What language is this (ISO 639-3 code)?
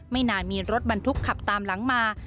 tha